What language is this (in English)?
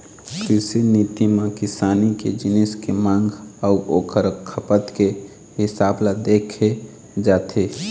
Chhattisgarhi